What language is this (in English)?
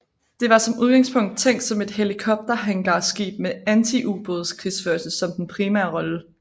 Danish